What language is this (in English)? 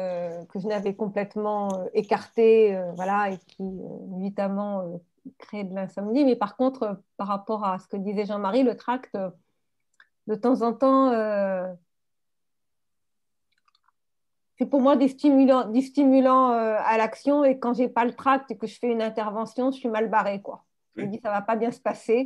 French